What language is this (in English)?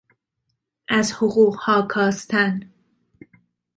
Persian